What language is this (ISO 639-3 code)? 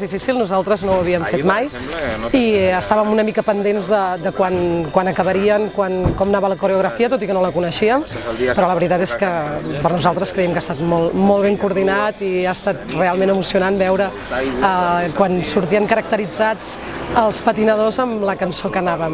cat